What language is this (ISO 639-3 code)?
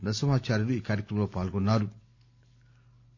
tel